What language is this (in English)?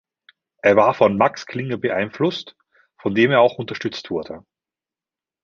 German